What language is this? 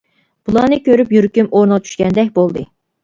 Uyghur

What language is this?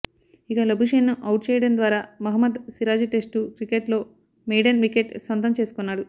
Telugu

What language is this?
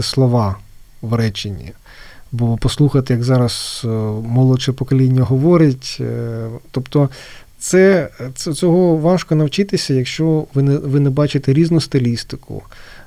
Ukrainian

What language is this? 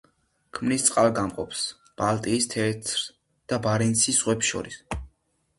Georgian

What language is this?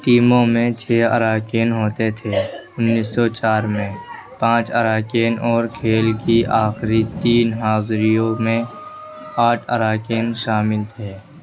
Urdu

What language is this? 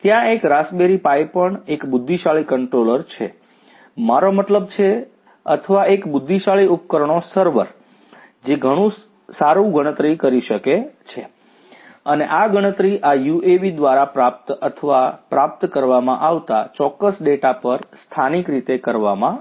Gujarati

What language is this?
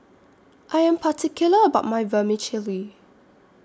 English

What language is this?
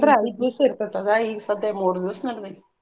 Kannada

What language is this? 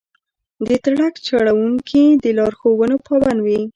Pashto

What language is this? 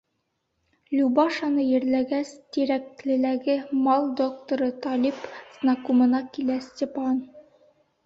Bashkir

